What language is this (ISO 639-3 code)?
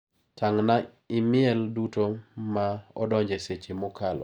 luo